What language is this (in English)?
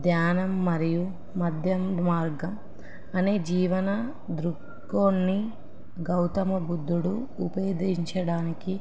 Telugu